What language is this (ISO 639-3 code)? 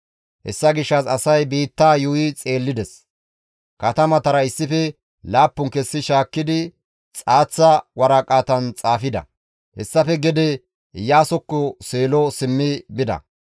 gmv